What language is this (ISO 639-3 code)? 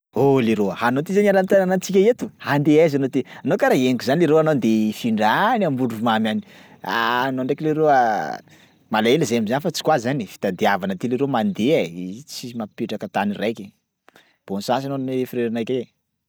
skg